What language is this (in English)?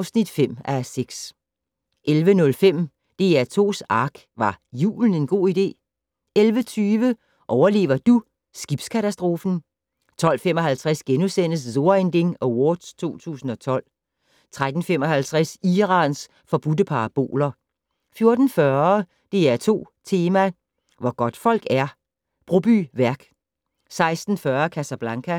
Danish